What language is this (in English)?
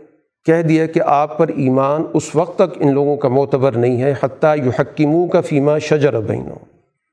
Urdu